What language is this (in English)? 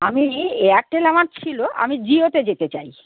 Bangla